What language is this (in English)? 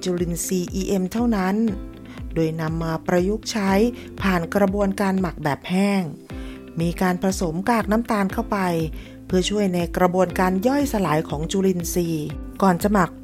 Thai